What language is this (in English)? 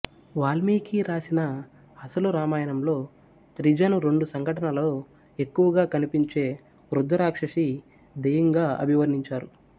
Telugu